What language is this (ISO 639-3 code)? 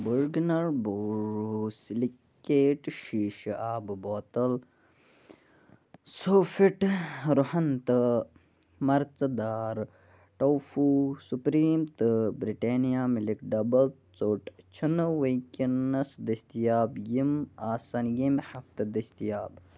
kas